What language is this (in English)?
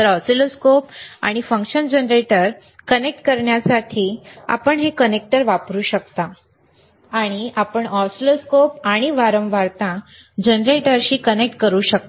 Marathi